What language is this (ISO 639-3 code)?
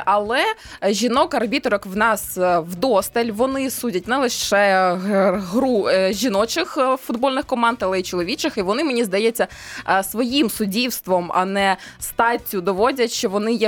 ukr